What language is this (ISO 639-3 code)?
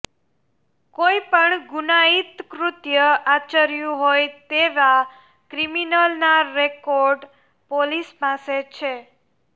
guj